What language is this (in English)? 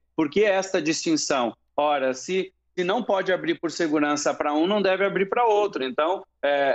Portuguese